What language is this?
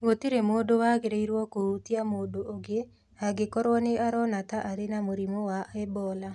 Kikuyu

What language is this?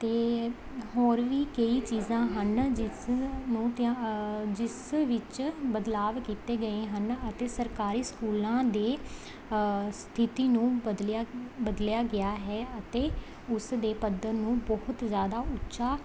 Punjabi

